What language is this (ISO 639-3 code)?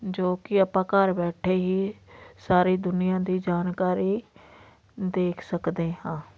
pan